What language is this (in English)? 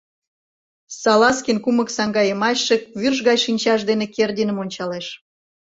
Mari